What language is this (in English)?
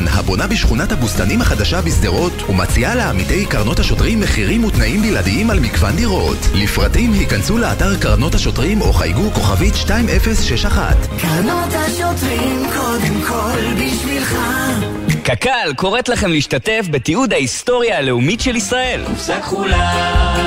Hebrew